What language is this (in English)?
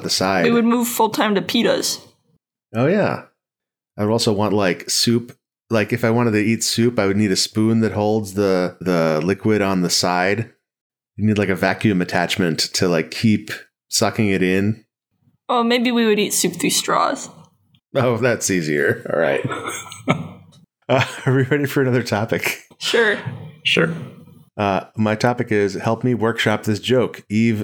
English